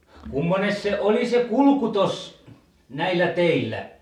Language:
Finnish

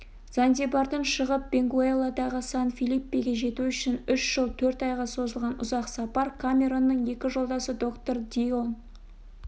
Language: Kazakh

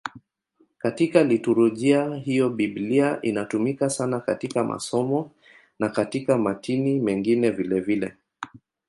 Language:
Swahili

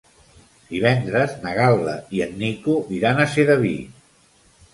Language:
Catalan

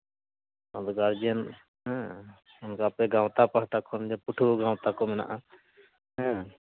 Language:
Santali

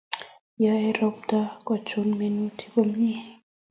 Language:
Kalenjin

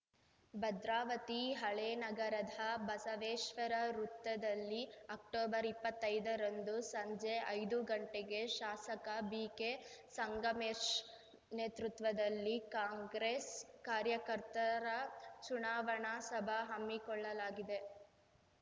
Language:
Kannada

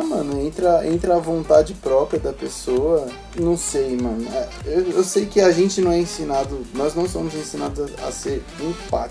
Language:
Portuguese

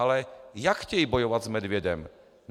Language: Czech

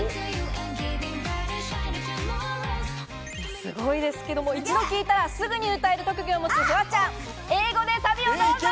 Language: Japanese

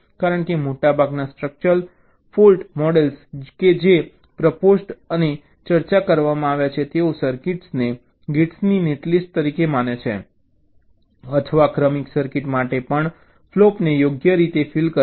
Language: Gujarati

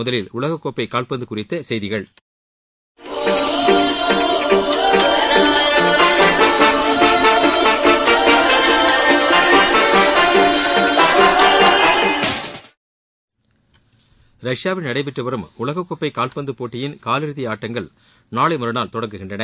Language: Tamil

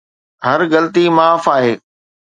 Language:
Sindhi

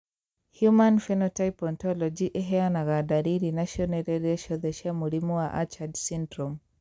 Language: Kikuyu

